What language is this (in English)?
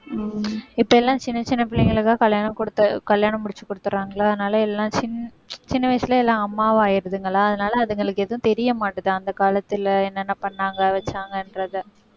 Tamil